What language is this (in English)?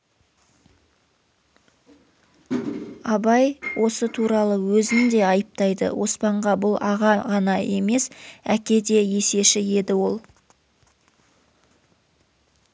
Kazakh